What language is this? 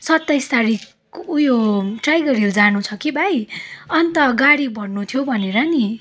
Nepali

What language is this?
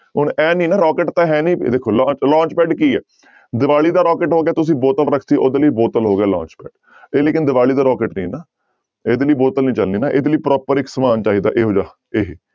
Punjabi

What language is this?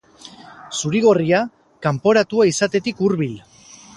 Basque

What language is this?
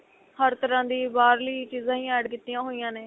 Punjabi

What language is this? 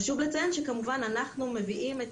Hebrew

